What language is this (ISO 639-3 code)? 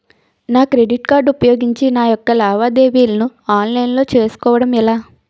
tel